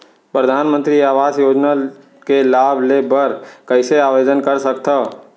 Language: Chhattisgarhi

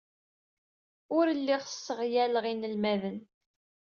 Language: Kabyle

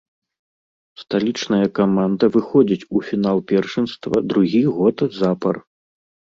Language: Belarusian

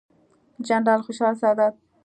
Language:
Pashto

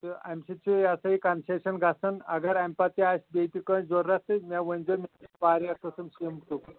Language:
Kashmiri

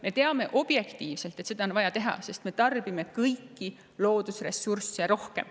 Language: Estonian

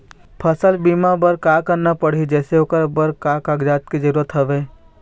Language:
Chhattisgarhi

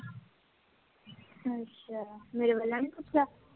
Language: Punjabi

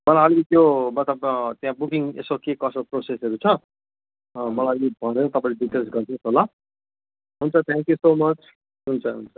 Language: Nepali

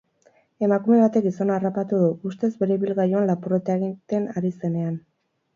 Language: Basque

